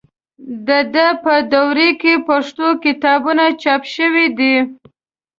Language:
Pashto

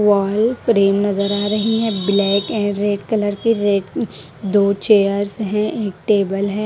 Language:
Hindi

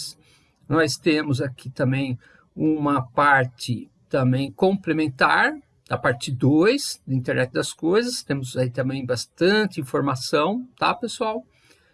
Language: Portuguese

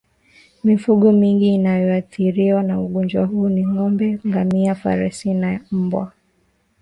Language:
Swahili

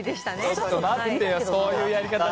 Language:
Japanese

